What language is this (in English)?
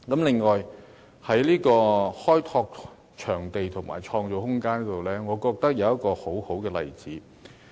Cantonese